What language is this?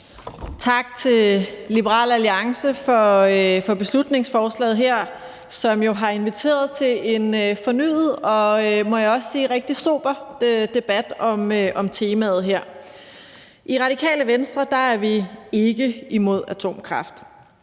Danish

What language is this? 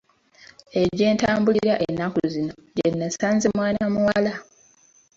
Ganda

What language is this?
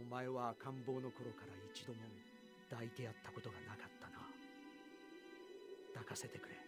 Japanese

